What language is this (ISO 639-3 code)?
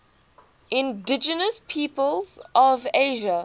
eng